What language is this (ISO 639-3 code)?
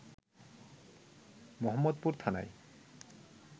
ben